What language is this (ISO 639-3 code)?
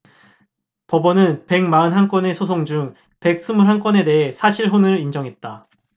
kor